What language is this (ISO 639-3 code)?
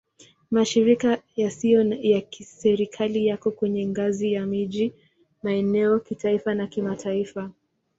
swa